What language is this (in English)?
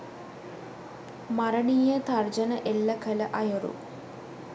Sinhala